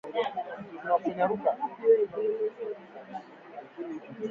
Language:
Swahili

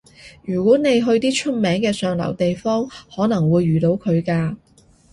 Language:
Cantonese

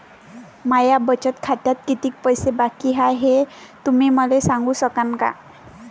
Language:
Marathi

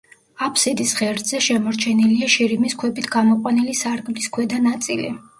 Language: Georgian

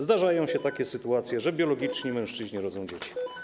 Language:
Polish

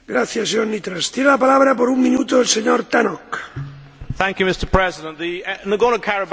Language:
English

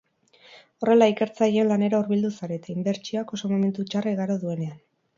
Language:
Basque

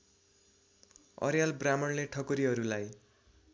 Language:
Nepali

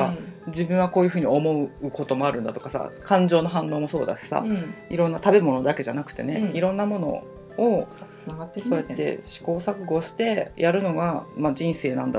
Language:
Japanese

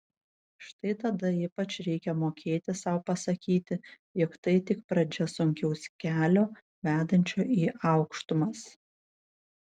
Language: Lithuanian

